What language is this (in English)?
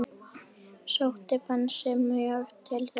Icelandic